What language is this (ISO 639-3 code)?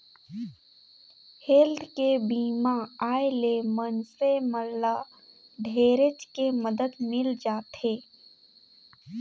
hne